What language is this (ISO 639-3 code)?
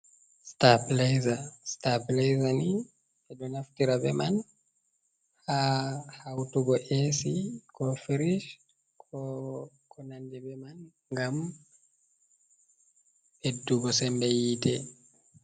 ful